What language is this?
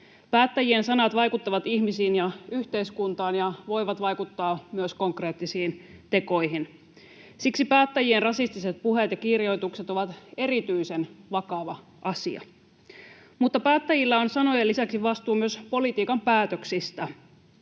Finnish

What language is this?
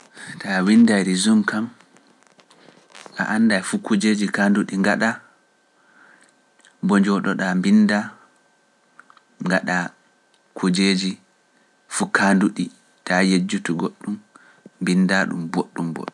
Pular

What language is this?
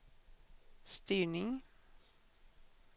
Swedish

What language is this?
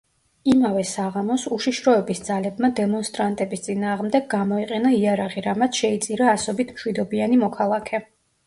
Georgian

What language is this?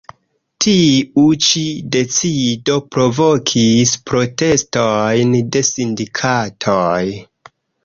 Esperanto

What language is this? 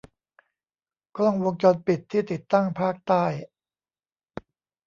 Thai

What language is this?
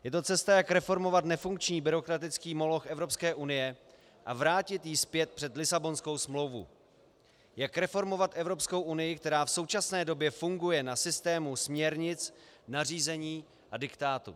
Czech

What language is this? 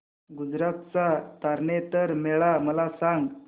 Marathi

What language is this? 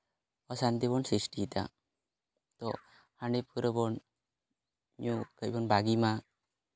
Santali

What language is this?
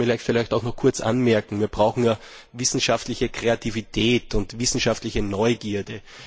German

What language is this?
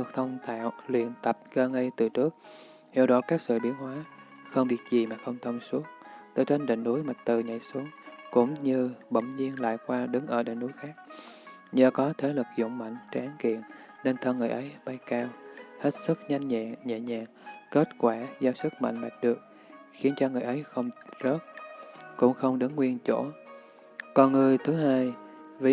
Vietnamese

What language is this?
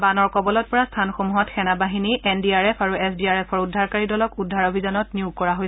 Assamese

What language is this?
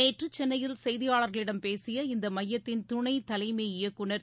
Tamil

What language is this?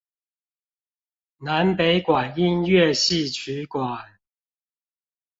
Chinese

